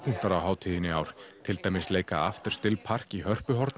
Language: Icelandic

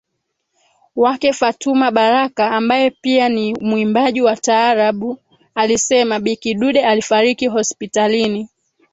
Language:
Swahili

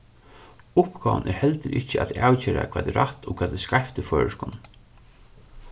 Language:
Faroese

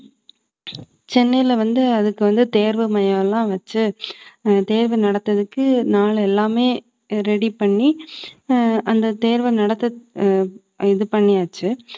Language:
Tamil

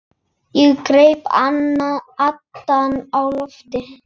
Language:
Icelandic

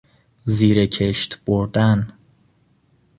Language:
Persian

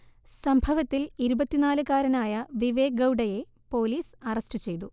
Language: Malayalam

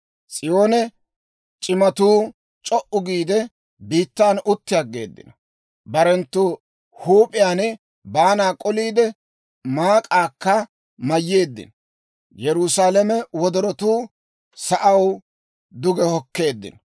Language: Dawro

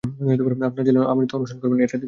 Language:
Bangla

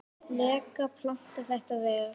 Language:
Icelandic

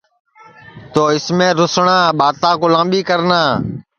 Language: Sansi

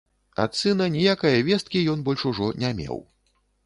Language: Belarusian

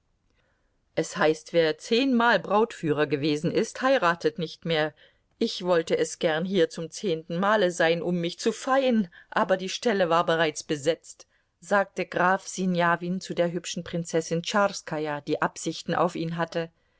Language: German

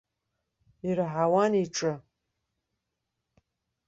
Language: Abkhazian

